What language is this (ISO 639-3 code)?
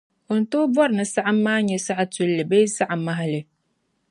dag